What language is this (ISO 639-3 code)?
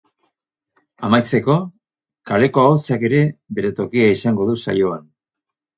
eus